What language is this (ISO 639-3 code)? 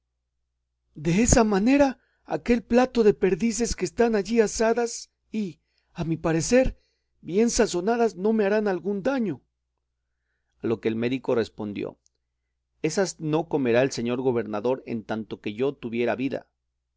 spa